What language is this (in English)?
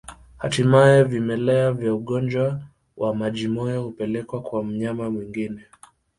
Swahili